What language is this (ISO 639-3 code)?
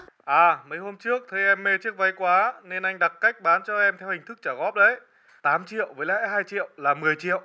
vie